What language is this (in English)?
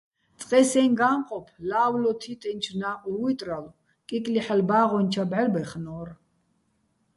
Bats